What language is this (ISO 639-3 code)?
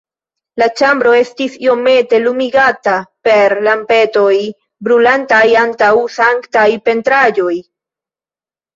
epo